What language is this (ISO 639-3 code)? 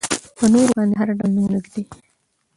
pus